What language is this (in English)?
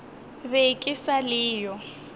Northern Sotho